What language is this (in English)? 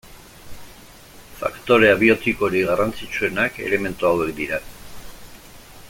Basque